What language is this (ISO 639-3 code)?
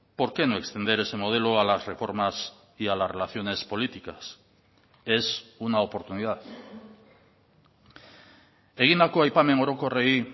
spa